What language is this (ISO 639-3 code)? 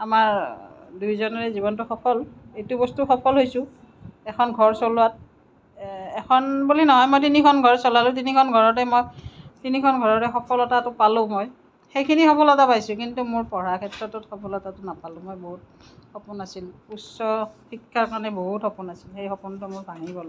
asm